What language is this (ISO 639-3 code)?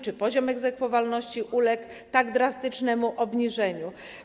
pol